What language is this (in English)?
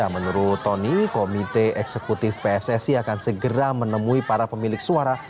Indonesian